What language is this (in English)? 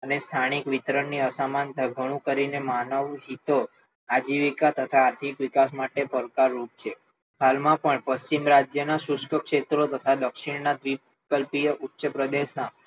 Gujarati